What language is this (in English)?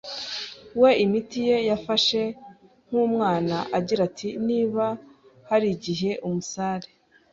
Kinyarwanda